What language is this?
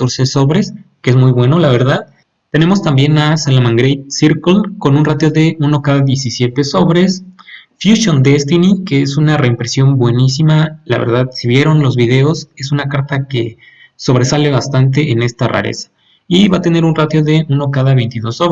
Spanish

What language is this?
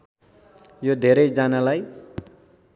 Nepali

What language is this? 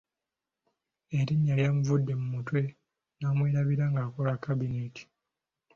Ganda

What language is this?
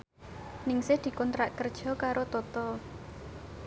Javanese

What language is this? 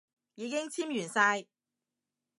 Cantonese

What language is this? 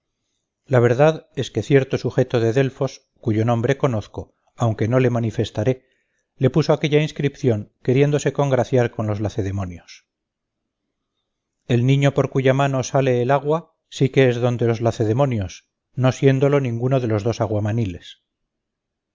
Spanish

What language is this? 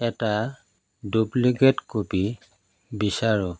Assamese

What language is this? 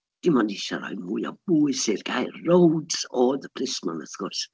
Welsh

